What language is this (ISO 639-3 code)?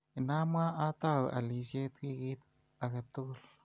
kln